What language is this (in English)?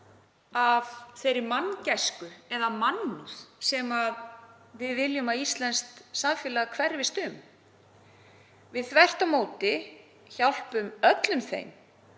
Icelandic